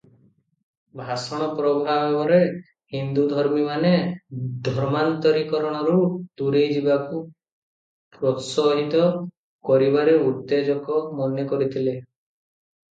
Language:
Odia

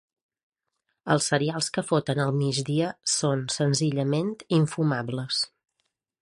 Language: Catalan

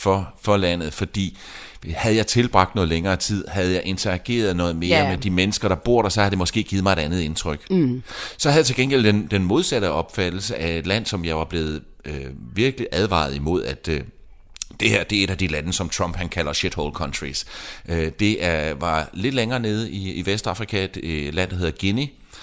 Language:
Danish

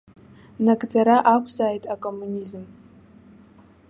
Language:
Abkhazian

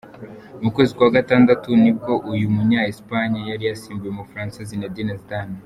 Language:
Kinyarwanda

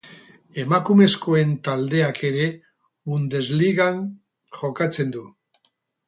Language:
Basque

